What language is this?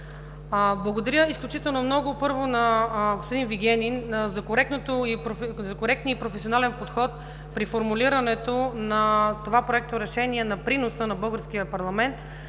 Bulgarian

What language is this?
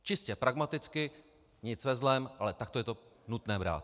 Czech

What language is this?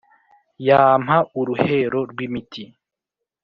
Kinyarwanda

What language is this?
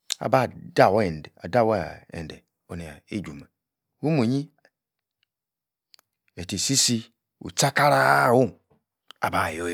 Yace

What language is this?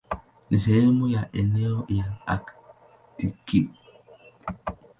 Swahili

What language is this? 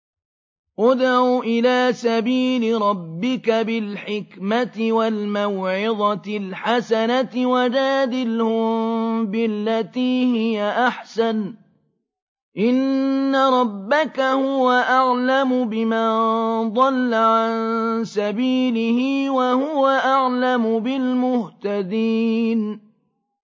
Arabic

